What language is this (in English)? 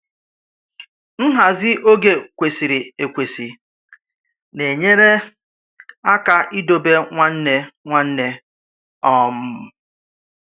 Igbo